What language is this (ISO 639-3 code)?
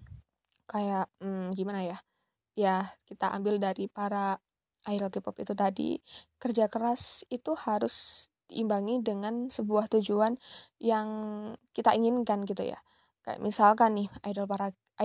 ind